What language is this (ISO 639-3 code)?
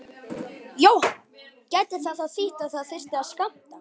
isl